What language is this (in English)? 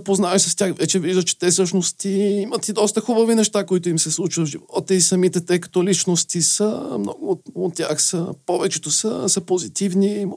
Bulgarian